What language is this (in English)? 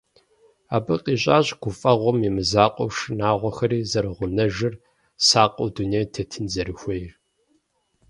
Kabardian